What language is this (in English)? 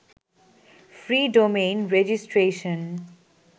Bangla